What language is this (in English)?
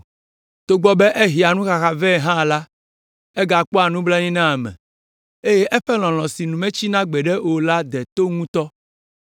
Ewe